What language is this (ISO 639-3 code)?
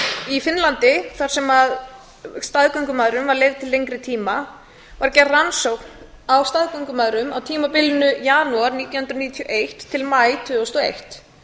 isl